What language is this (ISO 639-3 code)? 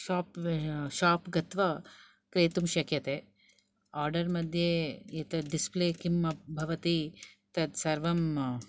san